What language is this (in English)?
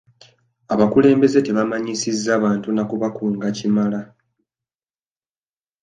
Ganda